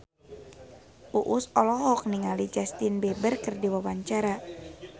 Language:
Sundanese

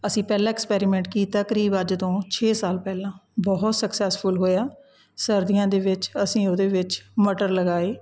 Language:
Punjabi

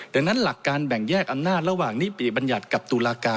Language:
Thai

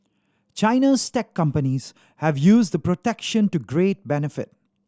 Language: English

